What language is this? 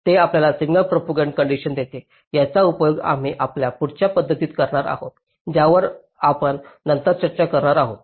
Marathi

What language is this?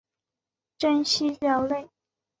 Chinese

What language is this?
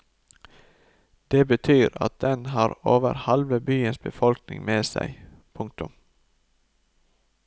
Norwegian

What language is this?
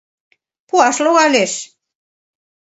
Mari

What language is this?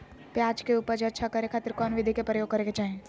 Magahi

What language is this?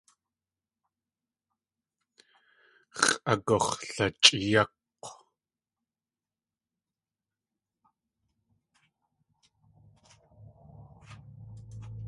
Tlingit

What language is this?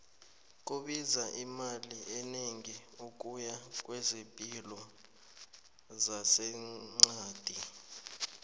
South Ndebele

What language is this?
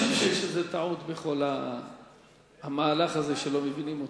Hebrew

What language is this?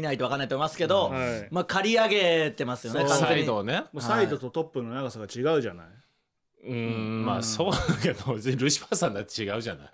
Japanese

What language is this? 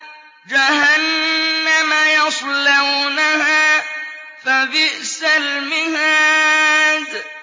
Arabic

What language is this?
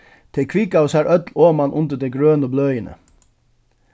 Faroese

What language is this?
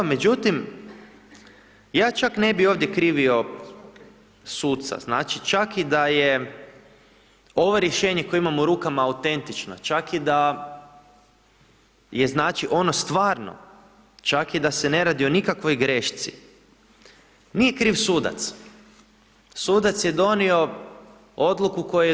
Croatian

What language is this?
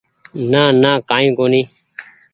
Goaria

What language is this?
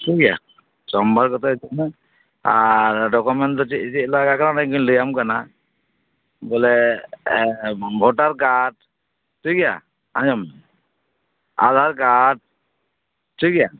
Santali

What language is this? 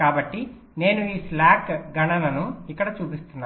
Telugu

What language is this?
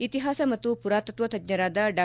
Kannada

